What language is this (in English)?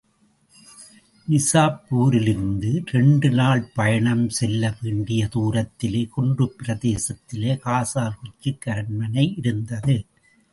Tamil